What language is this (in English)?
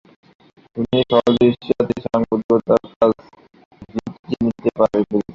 Bangla